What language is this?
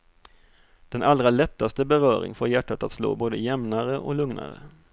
Swedish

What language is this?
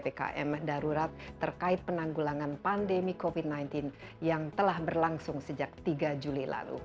Indonesian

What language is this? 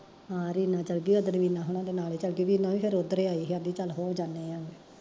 Punjabi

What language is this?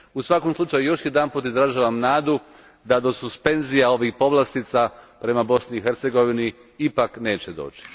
Croatian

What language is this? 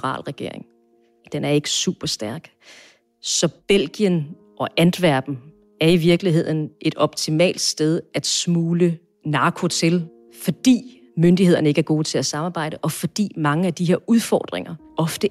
Danish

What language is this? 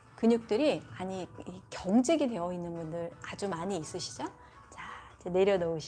Korean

